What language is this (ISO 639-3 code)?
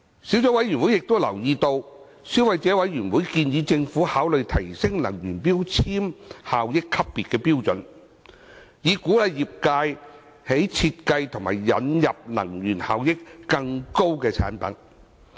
yue